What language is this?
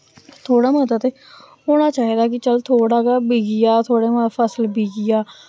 Dogri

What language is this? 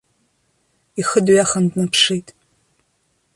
Abkhazian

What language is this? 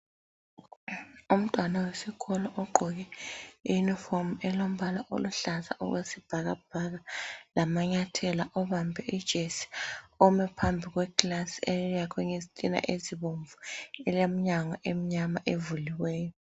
North Ndebele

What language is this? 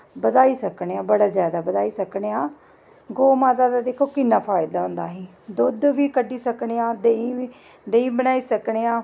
Dogri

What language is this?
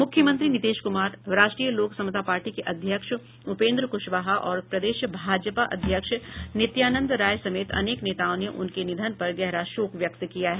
Hindi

